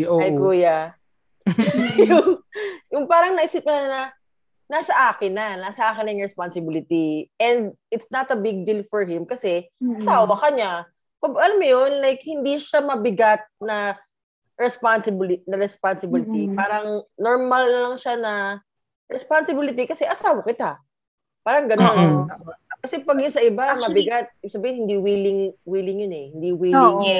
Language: Filipino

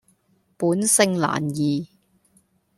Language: Cantonese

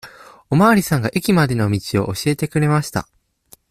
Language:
Japanese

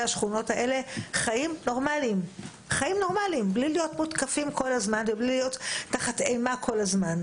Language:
Hebrew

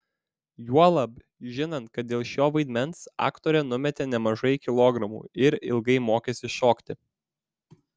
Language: Lithuanian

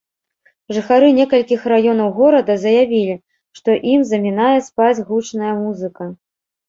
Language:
Belarusian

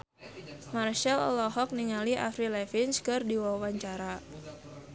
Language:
Sundanese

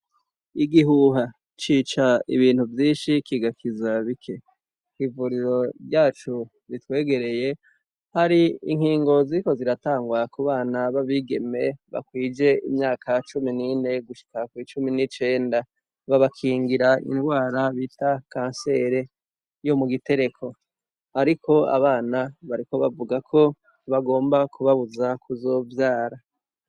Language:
Rundi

